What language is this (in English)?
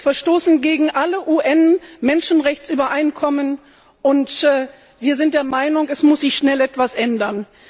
German